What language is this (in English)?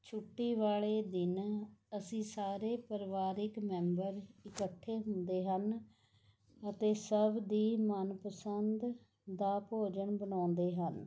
Punjabi